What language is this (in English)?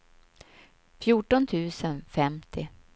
Swedish